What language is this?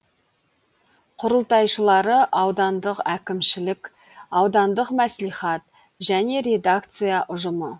Kazakh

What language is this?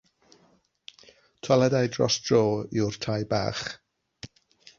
Welsh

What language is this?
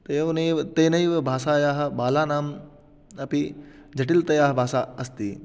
Sanskrit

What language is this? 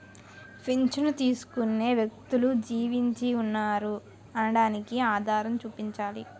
Telugu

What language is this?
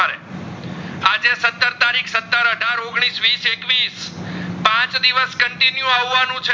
Gujarati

